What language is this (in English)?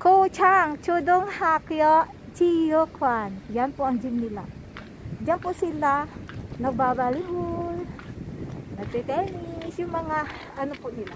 Filipino